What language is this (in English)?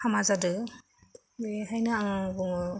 Bodo